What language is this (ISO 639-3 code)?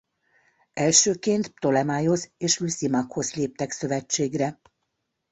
hun